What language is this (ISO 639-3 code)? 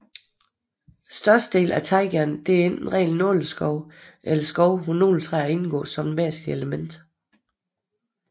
dan